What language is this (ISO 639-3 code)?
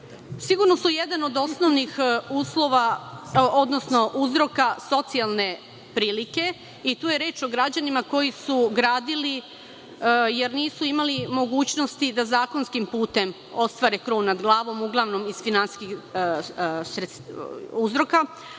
srp